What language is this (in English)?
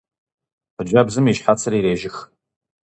Kabardian